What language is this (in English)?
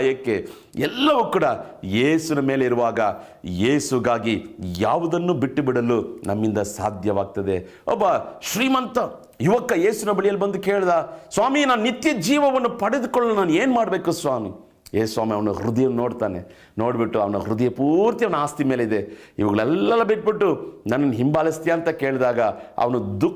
Kannada